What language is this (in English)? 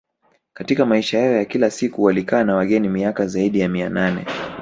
Swahili